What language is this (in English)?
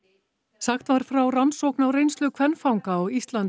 Icelandic